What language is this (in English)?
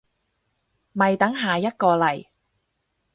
Cantonese